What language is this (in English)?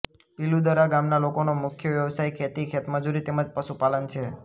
Gujarati